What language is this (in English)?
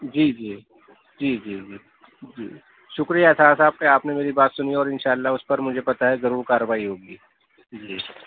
Urdu